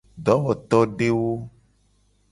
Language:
Gen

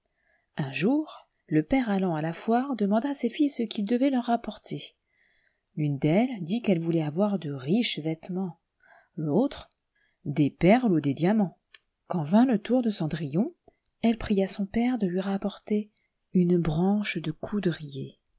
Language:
French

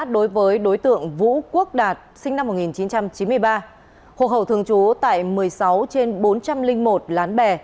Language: Vietnamese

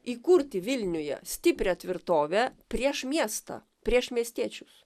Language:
Lithuanian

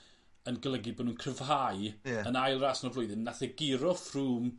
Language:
Welsh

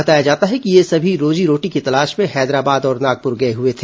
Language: Hindi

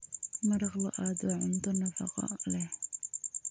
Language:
Somali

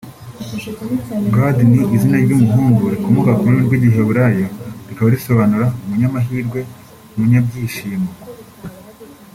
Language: Kinyarwanda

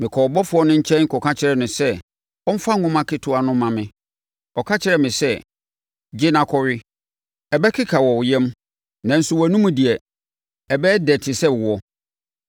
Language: Akan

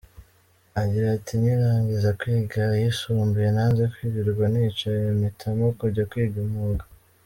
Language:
Kinyarwanda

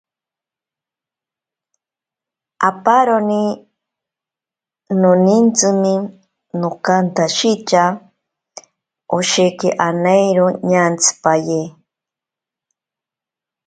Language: Ashéninka Perené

